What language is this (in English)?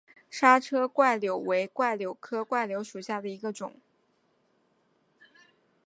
Chinese